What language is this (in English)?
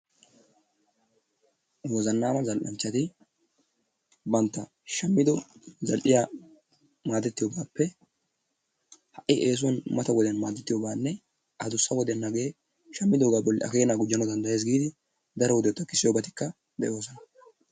Wolaytta